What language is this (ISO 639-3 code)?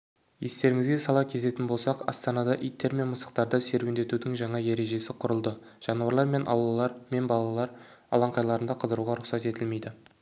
kaz